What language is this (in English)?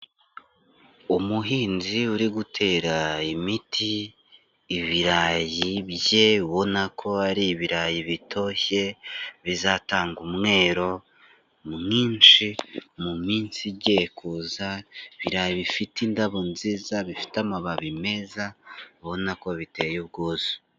Kinyarwanda